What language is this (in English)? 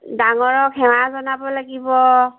Assamese